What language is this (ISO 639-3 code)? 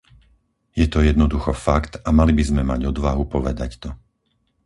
slk